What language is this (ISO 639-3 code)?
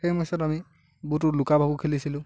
asm